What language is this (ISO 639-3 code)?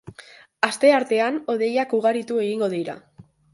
eus